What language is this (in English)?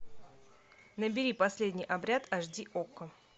Russian